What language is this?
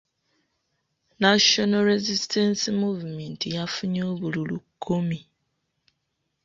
Ganda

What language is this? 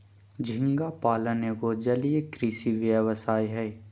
Magahi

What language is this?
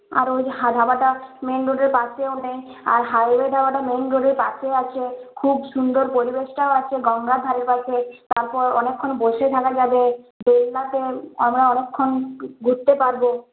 Bangla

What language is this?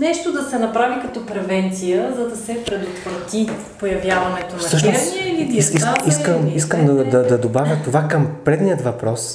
Bulgarian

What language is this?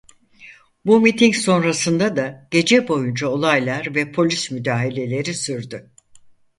Turkish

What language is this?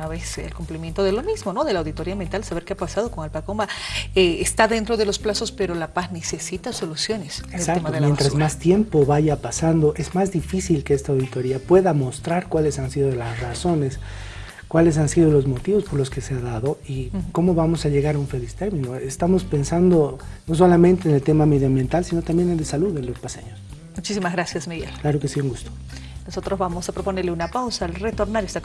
Spanish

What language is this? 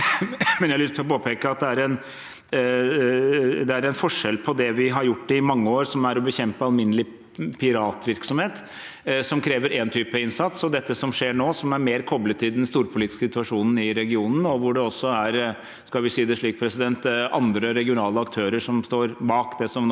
Norwegian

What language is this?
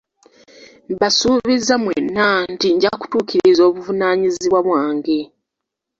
Ganda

